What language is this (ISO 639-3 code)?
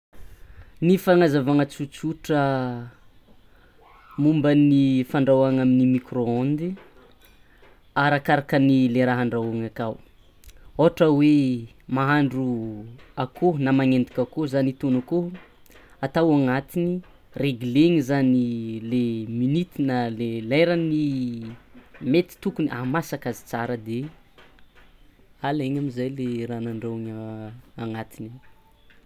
xmw